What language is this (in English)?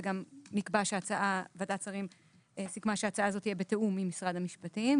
Hebrew